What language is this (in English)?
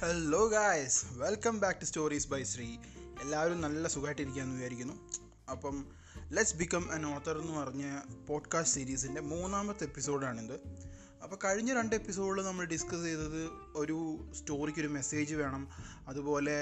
Malayalam